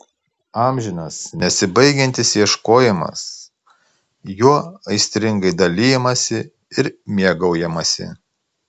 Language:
Lithuanian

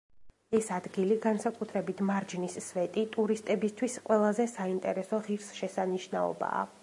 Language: Georgian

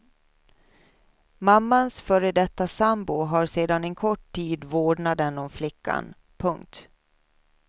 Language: Swedish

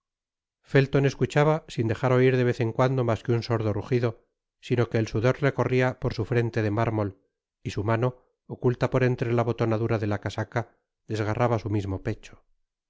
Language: Spanish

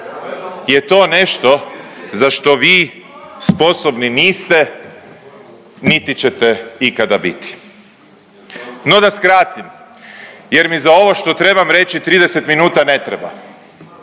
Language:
Croatian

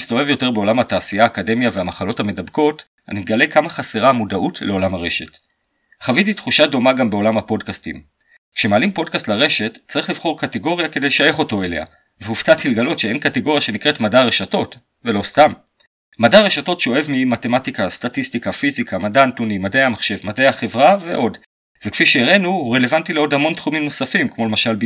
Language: Hebrew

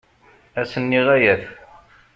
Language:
Kabyle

